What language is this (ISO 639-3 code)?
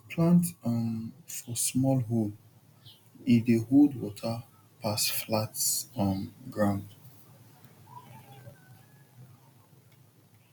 pcm